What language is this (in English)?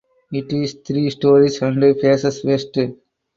English